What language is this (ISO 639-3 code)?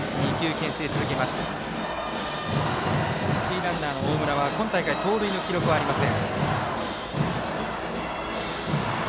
jpn